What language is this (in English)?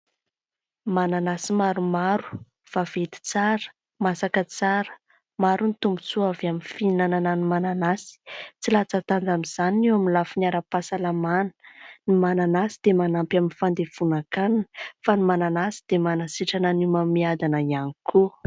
Malagasy